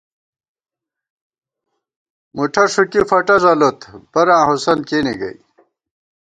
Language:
Gawar-Bati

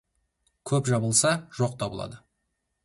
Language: Kazakh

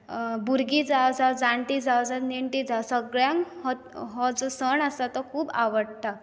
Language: Konkani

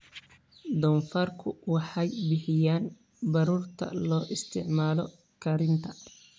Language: Somali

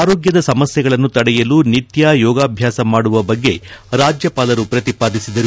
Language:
Kannada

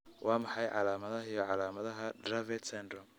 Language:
Somali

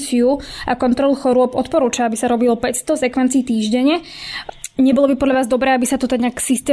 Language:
Slovak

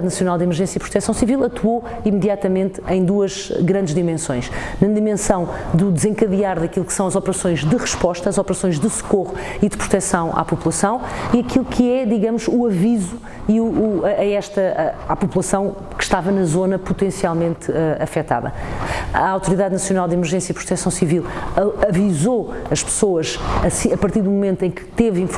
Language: Portuguese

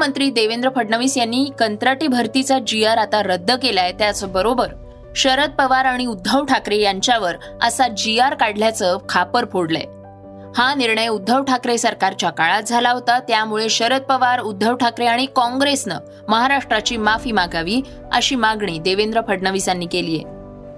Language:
Marathi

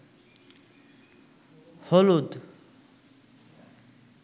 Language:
Bangla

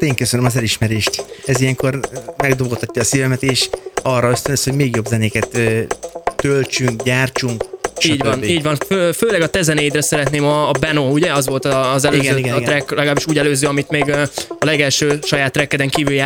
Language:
Hungarian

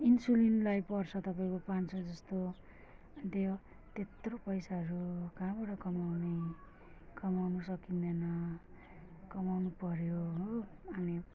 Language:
Nepali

